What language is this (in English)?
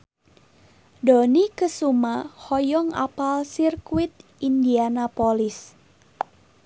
Sundanese